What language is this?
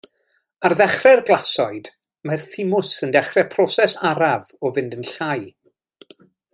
Welsh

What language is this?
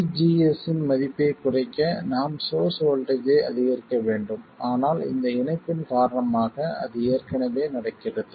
Tamil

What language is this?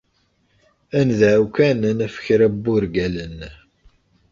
Kabyle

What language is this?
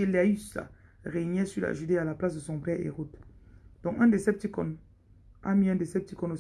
French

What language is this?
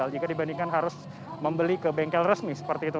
Indonesian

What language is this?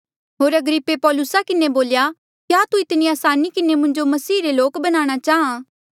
Mandeali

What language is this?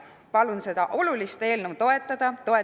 Estonian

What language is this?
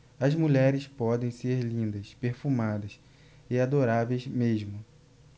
Portuguese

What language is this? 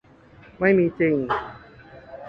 Thai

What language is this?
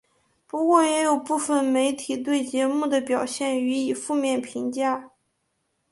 Chinese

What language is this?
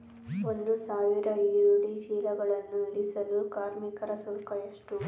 Kannada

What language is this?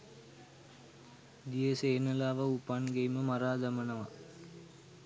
Sinhala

